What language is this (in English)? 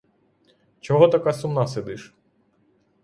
Ukrainian